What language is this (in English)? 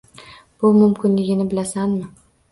Uzbek